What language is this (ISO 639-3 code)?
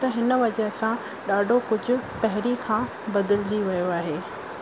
snd